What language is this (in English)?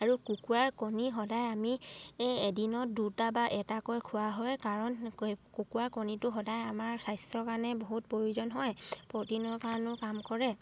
Assamese